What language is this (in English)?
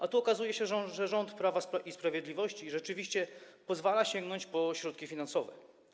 Polish